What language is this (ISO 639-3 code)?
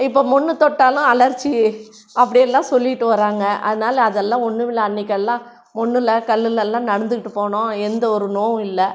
tam